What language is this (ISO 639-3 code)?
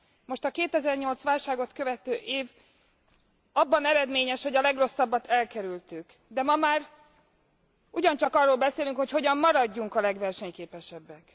hun